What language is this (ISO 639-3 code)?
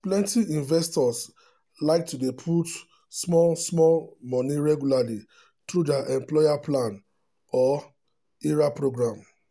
pcm